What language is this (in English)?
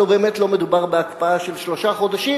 Hebrew